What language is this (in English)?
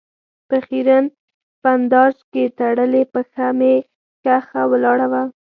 Pashto